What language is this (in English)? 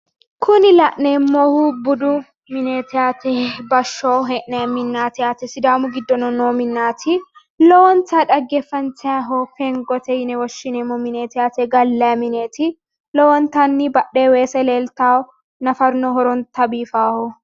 Sidamo